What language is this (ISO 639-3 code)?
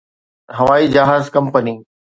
snd